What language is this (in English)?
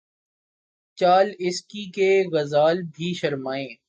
Urdu